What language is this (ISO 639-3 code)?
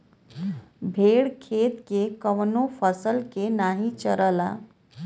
bho